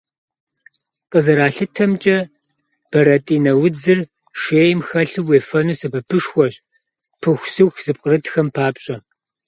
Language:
Kabardian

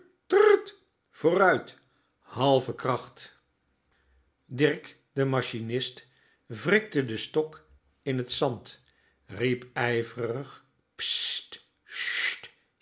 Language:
Dutch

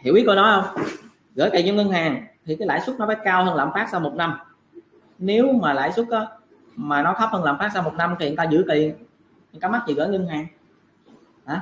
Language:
Vietnamese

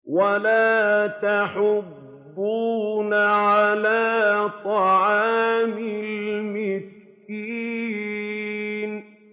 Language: Arabic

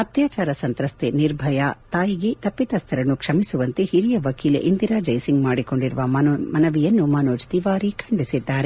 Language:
Kannada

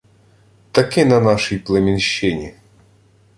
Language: Ukrainian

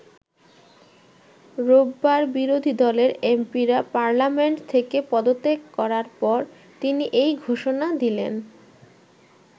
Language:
Bangla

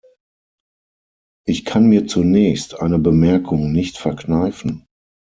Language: German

